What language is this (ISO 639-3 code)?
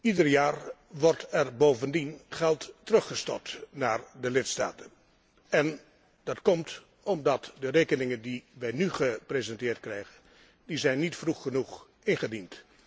nld